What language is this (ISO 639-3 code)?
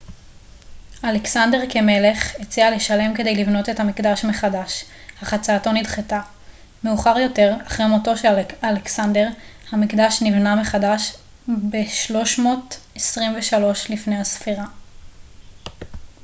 heb